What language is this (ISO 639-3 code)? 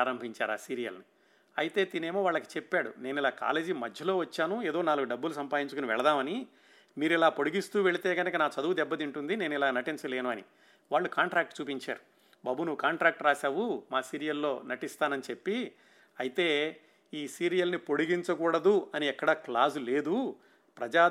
tel